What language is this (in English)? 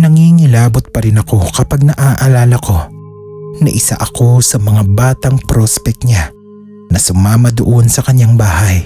Filipino